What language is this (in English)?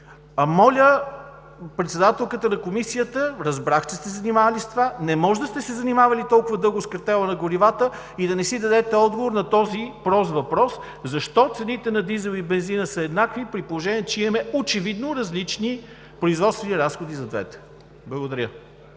Bulgarian